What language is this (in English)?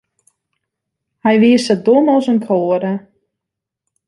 Western Frisian